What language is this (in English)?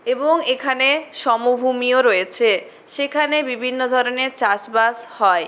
Bangla